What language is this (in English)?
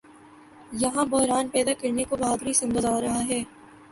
Urdu